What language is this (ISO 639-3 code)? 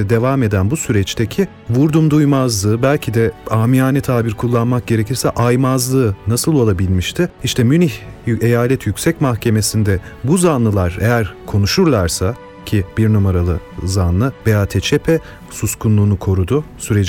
tur